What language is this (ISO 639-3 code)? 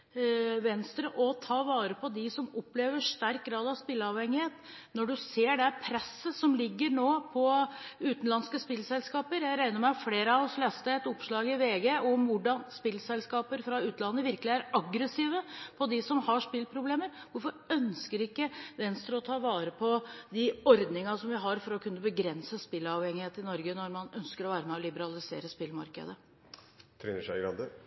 nob